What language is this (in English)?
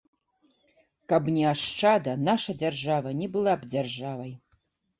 Belarusian